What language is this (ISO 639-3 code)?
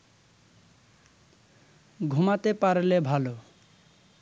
ben